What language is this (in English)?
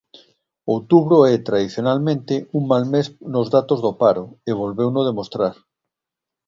Galician